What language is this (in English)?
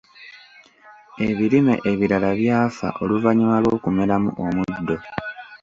Ganda